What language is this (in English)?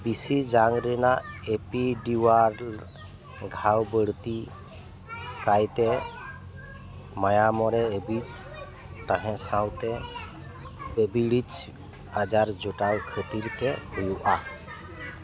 Santali